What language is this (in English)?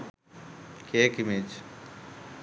Sinhala